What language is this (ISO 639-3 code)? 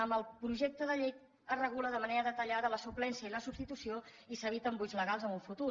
cat